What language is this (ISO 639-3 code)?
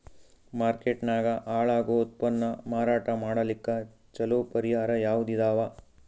kan